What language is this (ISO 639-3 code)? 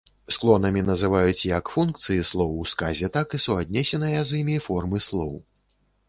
bel